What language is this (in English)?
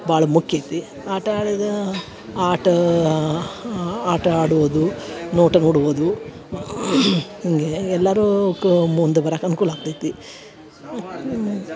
Kannada